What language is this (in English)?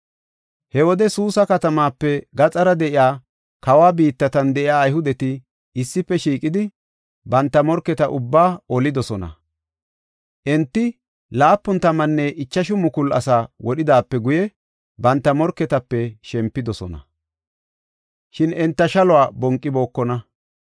Gofa